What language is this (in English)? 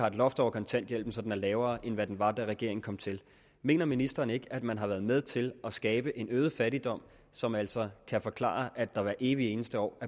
Danish